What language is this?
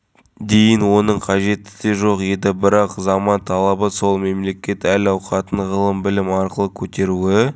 Kazakh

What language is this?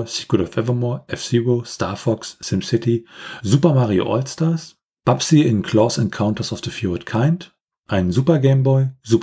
German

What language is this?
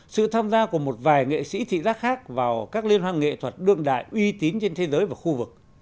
Vietnamese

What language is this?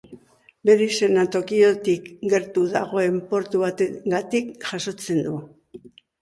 Basque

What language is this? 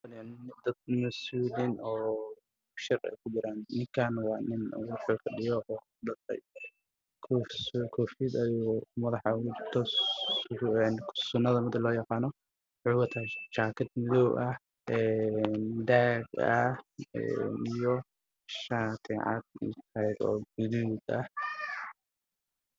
Somali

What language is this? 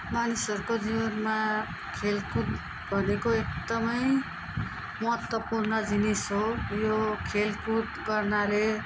Nepali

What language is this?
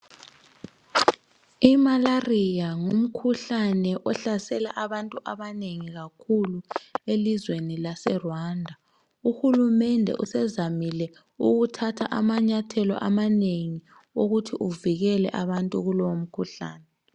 North Ndebele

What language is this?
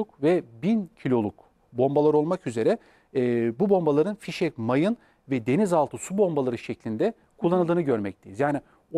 Turkish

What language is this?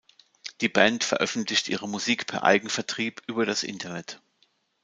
German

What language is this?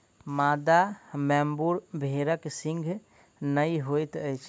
Maithili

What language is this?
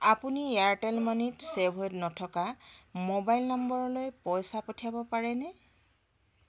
Assamese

